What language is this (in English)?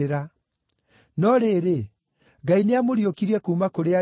Kikuyu